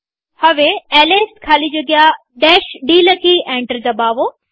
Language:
Gujarati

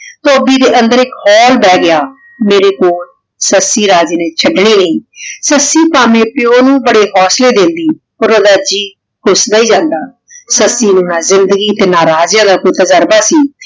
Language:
Punjabi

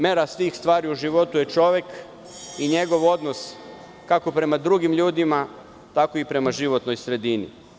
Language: Serbian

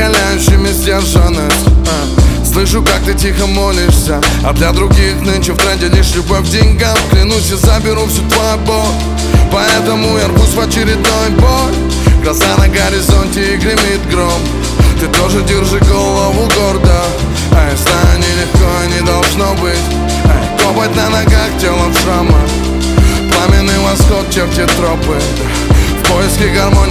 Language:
Russian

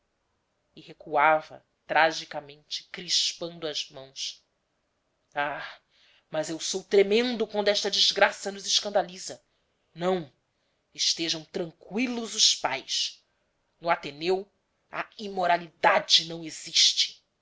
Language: Portuguese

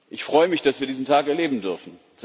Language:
German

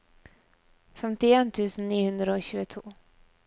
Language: Norwegian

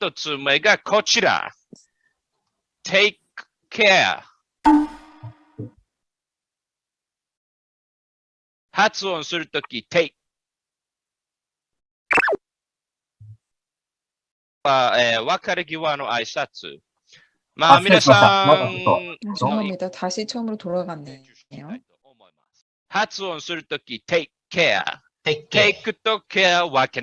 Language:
Korean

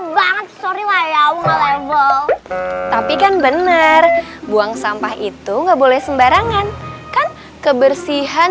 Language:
Indonesian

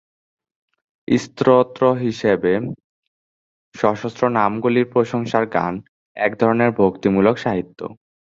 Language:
Bangla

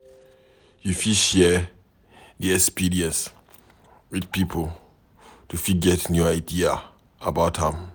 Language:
Nigerian Pidgin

